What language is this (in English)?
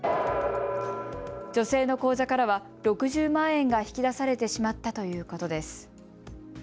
Japanese